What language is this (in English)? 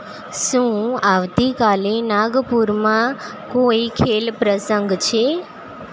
Gujarati